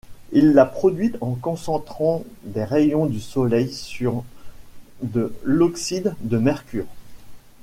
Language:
French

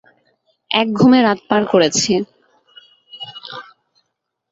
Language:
Bangla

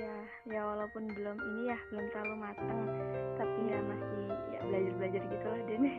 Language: Indonesian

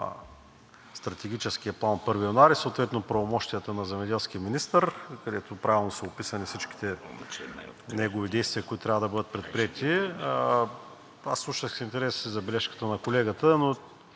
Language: Bulgarian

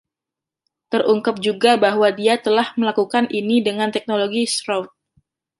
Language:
Indonesian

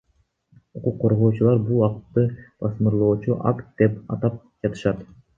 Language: Kyrgyz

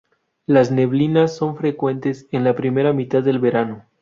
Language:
Spanish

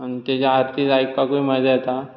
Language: Konkani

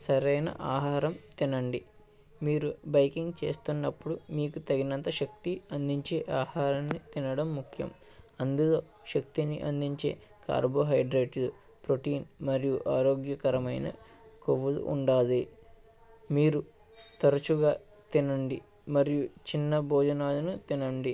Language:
Telugu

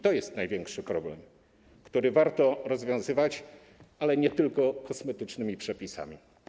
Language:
Polish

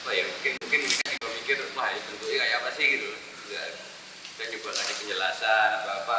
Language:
Indonesian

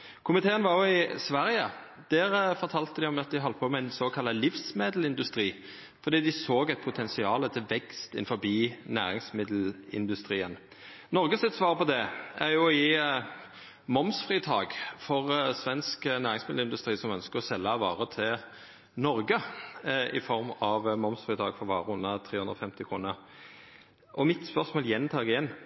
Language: Norwegian Nynorsk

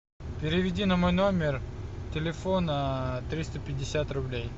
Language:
Russian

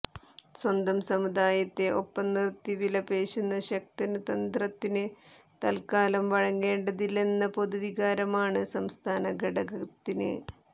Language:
Malayalam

